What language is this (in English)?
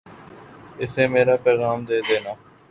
Urdu